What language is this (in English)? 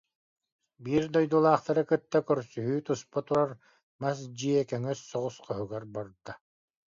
Yakut